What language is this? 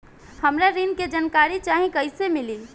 Bhojpuri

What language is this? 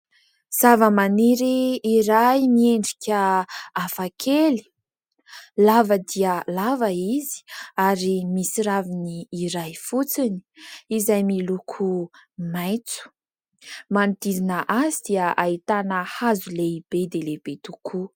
Malagasy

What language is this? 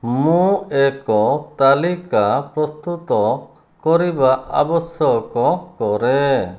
Odia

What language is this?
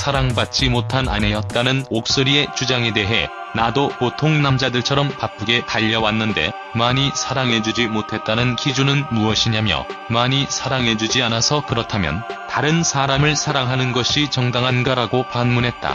Korean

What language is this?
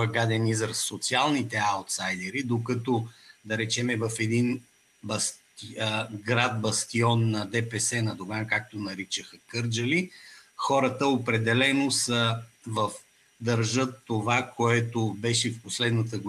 Bulgarian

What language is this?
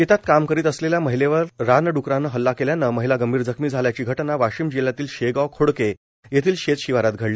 Marathi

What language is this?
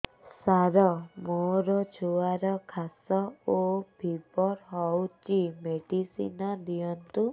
Odia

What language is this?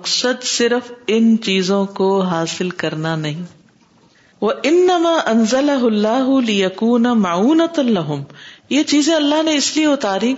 Urdu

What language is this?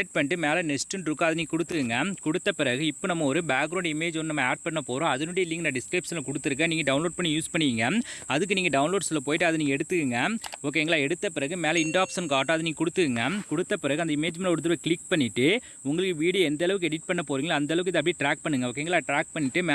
Tamil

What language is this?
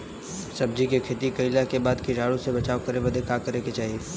Bhojpuri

